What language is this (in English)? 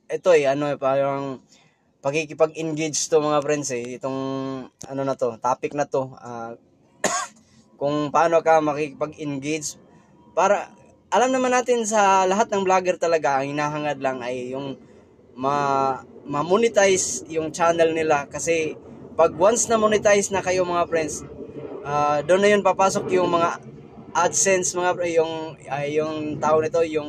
Filipino